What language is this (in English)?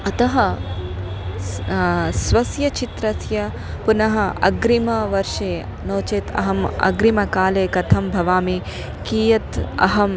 Sanskrit